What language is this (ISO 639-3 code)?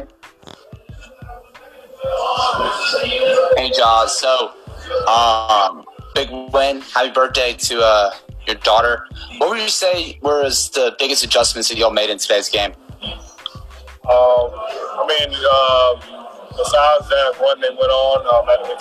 fra